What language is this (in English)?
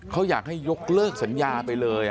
Thai